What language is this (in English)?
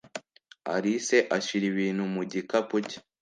Kinyarwanda